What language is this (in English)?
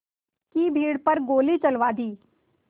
Hindi